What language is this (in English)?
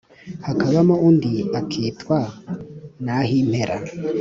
Kinyarwanda